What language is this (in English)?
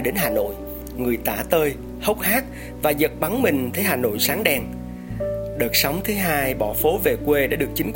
Vietnamese